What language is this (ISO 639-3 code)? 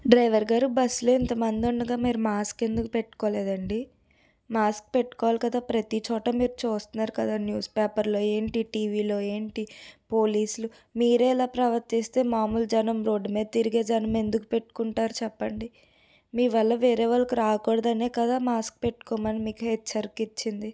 tel